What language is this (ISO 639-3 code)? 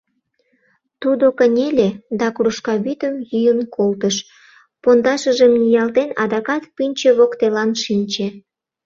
chm